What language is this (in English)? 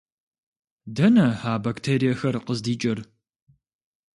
Kabardian